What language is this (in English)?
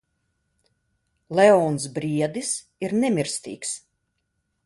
Latvian